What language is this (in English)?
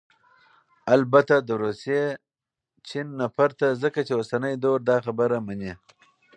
Pashto